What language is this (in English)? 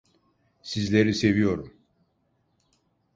Turkish